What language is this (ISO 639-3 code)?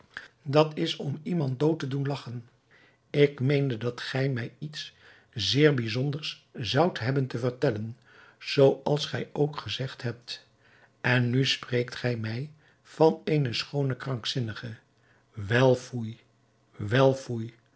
nld